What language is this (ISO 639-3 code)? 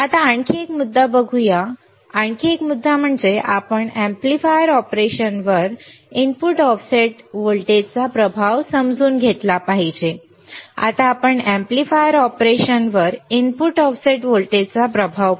mar